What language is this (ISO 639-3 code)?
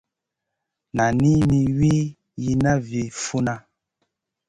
mcn